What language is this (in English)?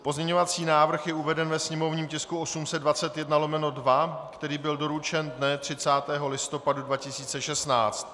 Czech